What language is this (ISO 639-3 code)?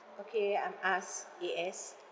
eng